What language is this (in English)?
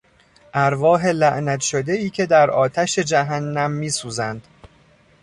Persian